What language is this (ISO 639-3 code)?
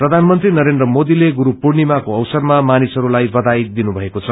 nep